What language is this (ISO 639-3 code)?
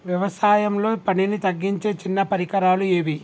tel